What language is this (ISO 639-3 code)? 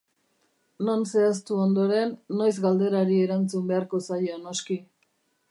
eus